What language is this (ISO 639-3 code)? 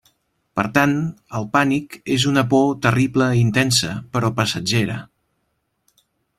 cat